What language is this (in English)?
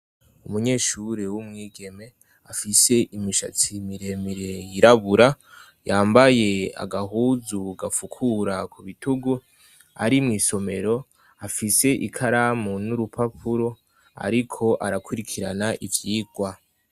Rundi